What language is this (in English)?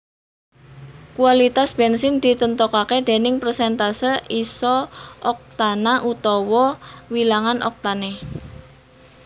Javanese